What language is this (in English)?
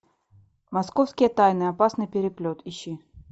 Russian